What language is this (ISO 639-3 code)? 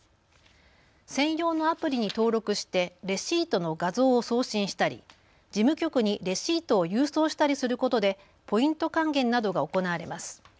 jpn